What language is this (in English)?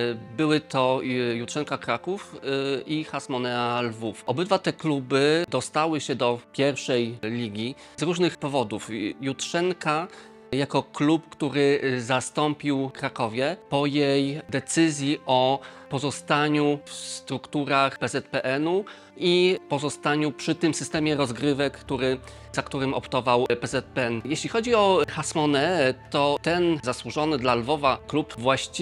Polish